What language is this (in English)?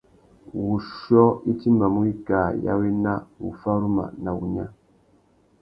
Tuki